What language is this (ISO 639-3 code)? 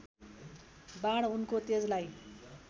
nep